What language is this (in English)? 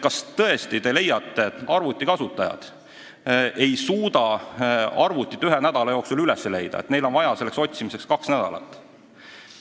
Estonian